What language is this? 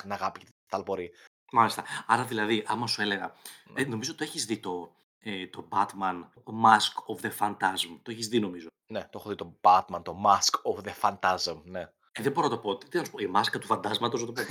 Greek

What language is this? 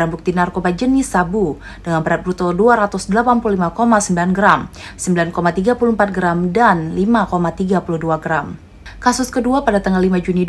Indonesian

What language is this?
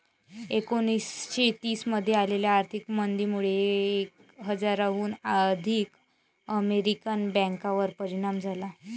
Marathi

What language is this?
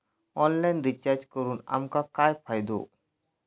Marathi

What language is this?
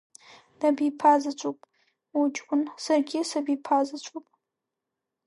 Abkhazian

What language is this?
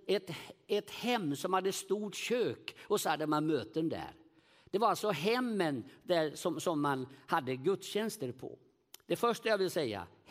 Swedish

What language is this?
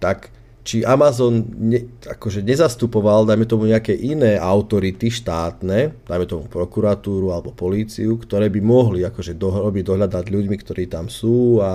Slovak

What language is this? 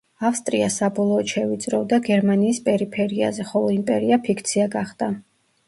Georgian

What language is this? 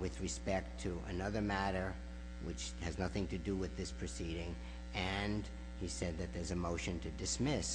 English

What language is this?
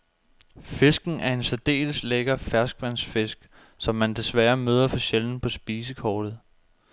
Danish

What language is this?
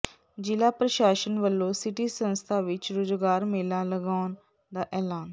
Punjabi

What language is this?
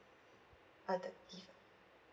English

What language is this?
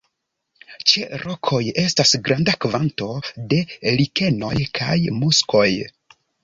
Esperanto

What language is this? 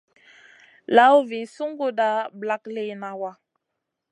Masana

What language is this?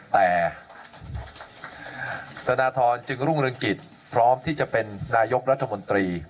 Thai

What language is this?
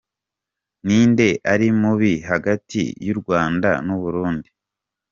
Kinyarwanda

